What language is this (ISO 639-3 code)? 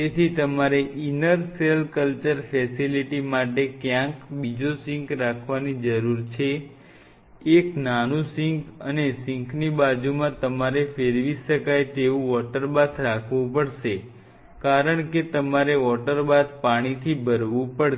guj